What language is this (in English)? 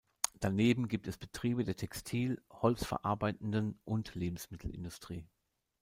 German